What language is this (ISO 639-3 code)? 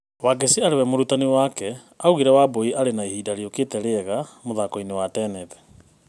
kik